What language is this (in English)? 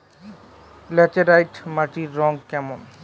Bangla